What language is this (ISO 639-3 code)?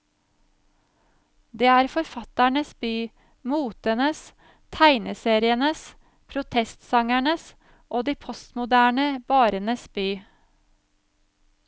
nor